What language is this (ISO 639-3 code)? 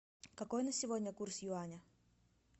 rus